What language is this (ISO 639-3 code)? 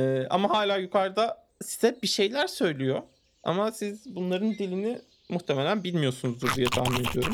tur